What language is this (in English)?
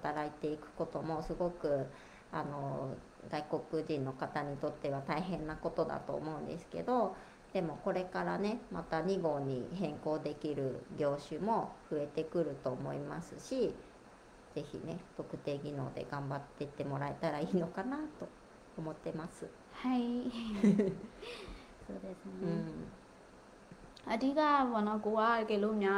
Japanese